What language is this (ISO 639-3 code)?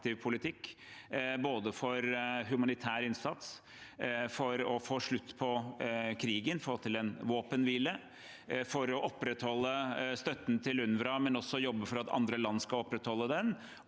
nor